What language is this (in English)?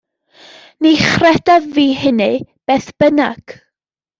Welsh